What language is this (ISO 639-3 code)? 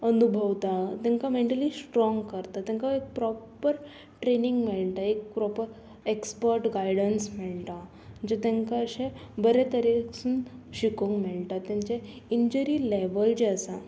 kok